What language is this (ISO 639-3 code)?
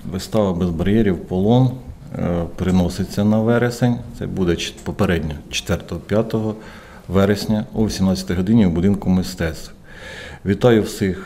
ukr